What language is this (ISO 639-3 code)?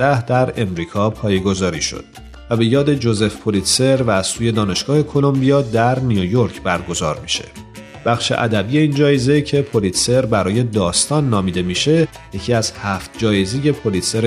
fas